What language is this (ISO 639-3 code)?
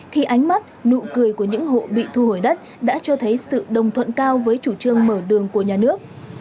vie